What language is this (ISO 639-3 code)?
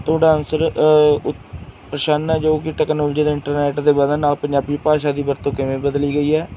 pan